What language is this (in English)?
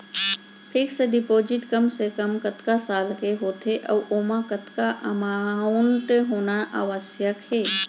Chhattisgarhi